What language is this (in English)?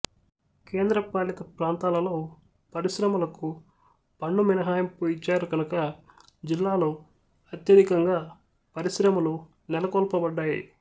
Telugu